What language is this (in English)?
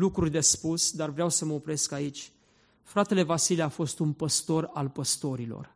Romanian